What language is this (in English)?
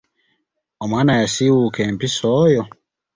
Ganda